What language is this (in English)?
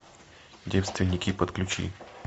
Russian